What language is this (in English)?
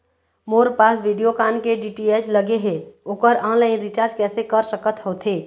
Chhattisgarhi